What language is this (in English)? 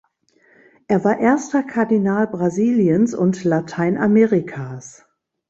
German